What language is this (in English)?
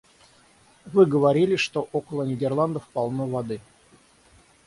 Russian